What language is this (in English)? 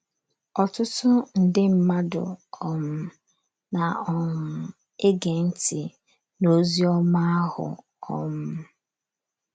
Igbo